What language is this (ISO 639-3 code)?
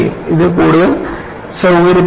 mal